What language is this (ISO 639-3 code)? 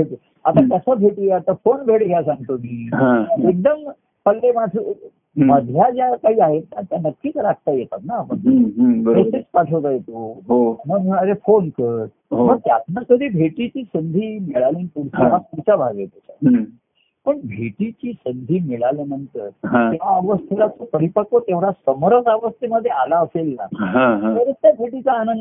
mar